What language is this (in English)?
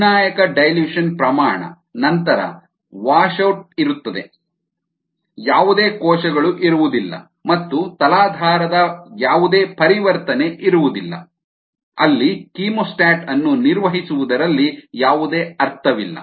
Kannada